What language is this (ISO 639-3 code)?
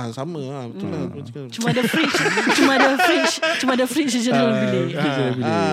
msa